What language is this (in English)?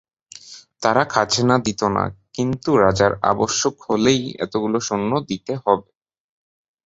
Bangla